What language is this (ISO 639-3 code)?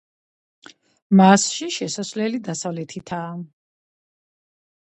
kat